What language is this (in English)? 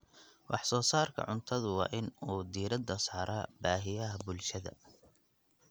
Somali